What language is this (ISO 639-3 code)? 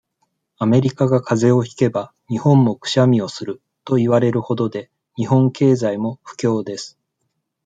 jpn